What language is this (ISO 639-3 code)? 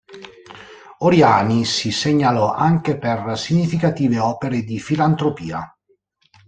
ita